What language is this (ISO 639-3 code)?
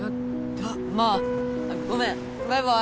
jpn